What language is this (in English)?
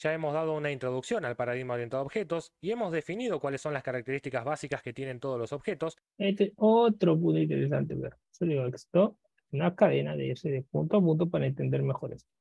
Spanish